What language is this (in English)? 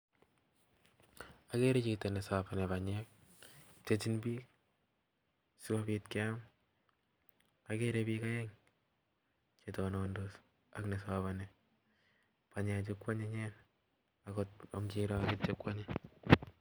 Kalenjin